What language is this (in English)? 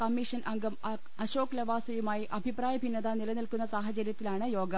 Malayalam